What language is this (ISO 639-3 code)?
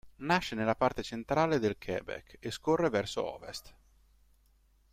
ita